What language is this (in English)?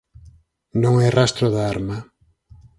Galician